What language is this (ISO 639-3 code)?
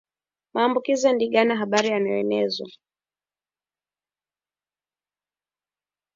swa